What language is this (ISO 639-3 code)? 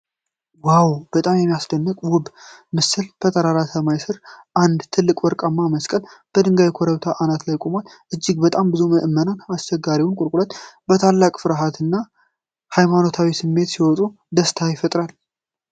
amh